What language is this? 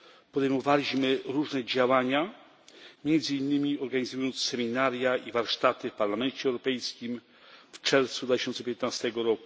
Polish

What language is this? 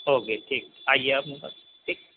Urdu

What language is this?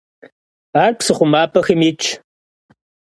Kabardian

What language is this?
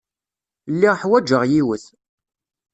Kabyle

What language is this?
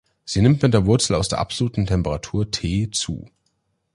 German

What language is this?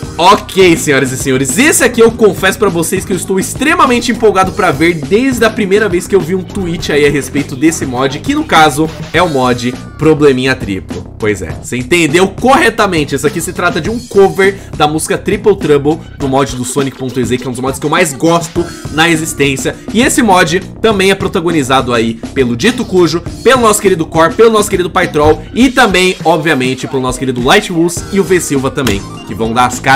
Portuguese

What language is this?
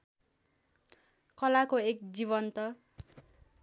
Nepali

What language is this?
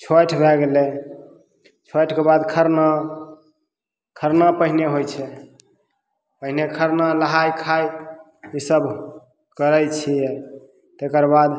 Maithili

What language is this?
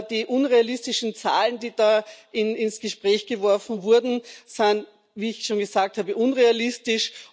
German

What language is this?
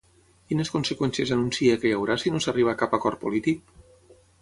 Catalan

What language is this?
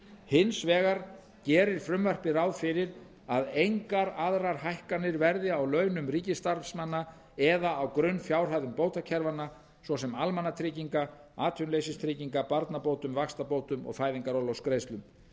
Icelandic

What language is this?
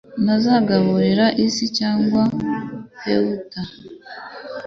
Kinyarwanda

